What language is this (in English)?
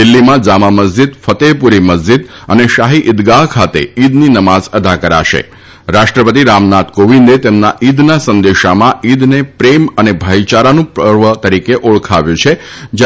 Gujarati